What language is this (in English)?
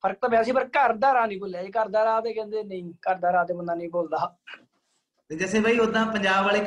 Punjabi